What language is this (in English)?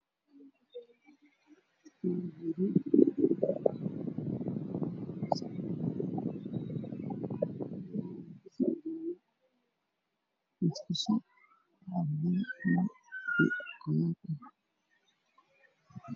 Somali